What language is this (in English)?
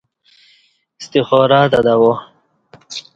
Kati